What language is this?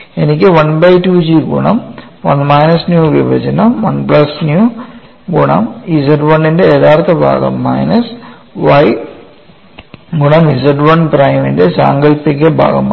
Malayalam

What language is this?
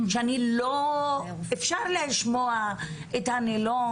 Hebrew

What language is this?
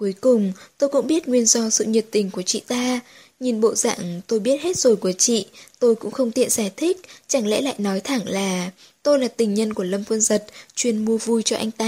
Vietnamese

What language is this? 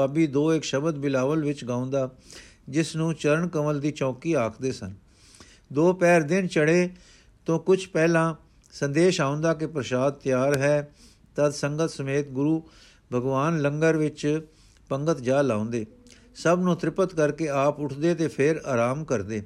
Punjabi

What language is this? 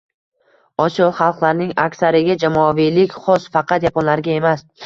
Uzbek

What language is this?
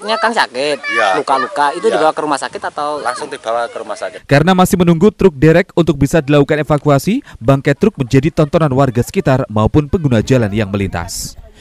Indonesian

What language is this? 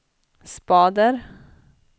Swedish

